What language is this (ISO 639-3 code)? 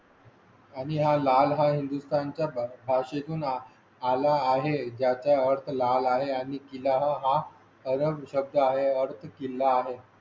mar